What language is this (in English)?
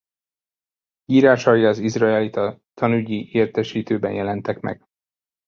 Hungarian